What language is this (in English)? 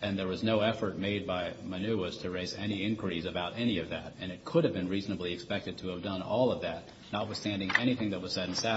English